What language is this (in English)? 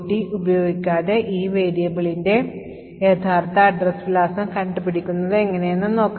Malayalam